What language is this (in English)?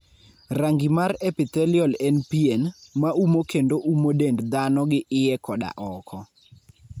Luo (Kenya and Tanzania)